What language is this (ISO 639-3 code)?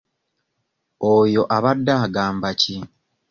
lug